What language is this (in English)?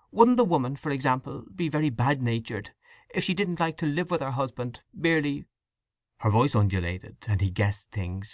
English